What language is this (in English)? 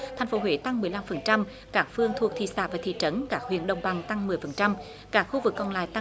Vietnamese